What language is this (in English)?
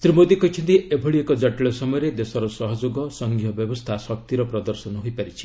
Odia